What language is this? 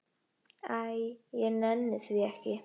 Icelandic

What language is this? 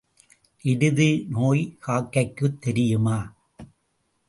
Tamil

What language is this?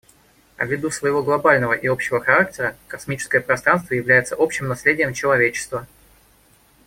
Russian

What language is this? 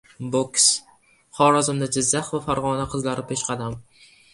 Uzbek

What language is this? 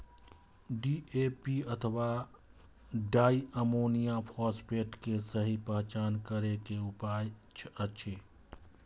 Maithili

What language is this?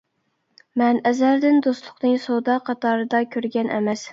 Uyghur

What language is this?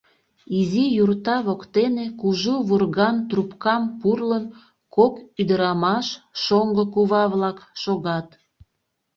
Mari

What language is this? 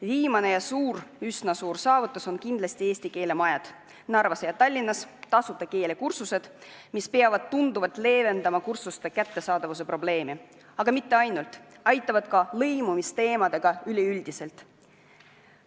Estonian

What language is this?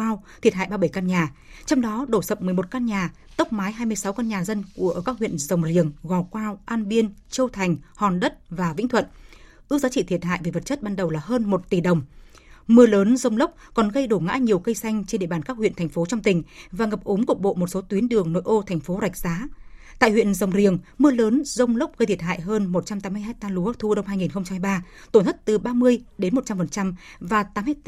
Vietnamese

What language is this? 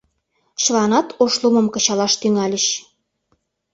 Mari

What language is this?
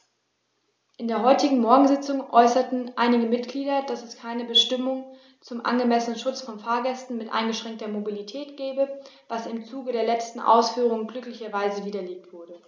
German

